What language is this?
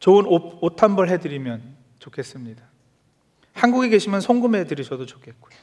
Korean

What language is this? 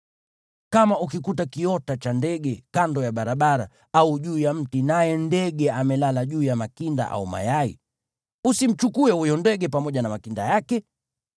Swahili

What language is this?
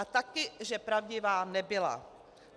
Czech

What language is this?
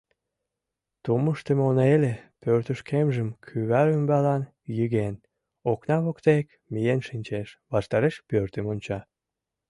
Mari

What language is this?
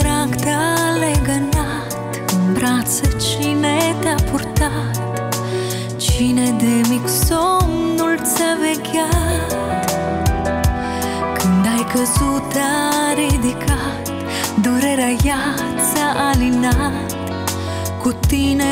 Romanian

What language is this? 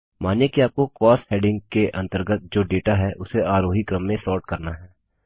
Hindi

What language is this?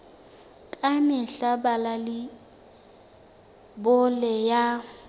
Southern Sotho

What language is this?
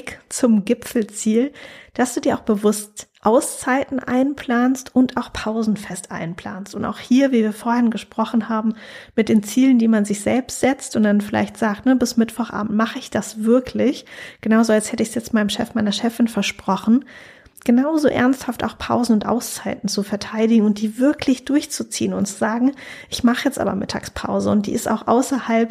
German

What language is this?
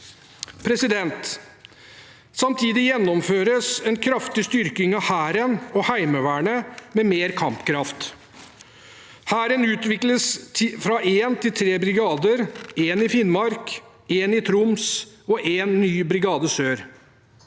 Norwegian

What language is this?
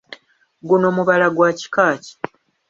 Ganda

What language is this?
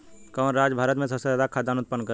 Bhojpuri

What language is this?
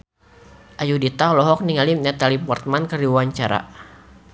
Sundanese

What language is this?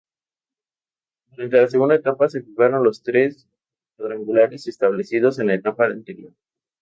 Spanish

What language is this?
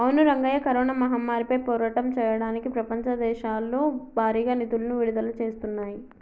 Telugu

